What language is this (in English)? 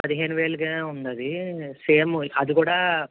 Telugu